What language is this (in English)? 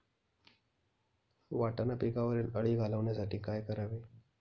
Marathi